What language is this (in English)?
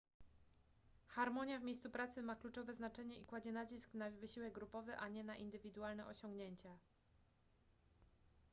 Polish